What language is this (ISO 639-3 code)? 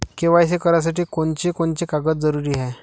mar